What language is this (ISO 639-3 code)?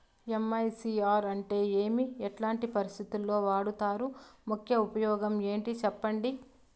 tel